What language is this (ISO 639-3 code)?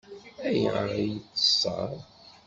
kab